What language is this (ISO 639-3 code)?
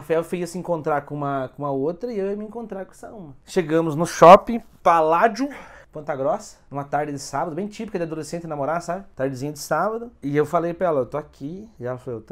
por